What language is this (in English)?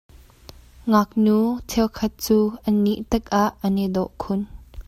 Hakha Chin